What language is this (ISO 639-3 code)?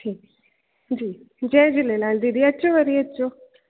snd